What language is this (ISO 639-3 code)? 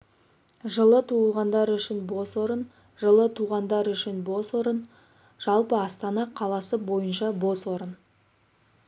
kaz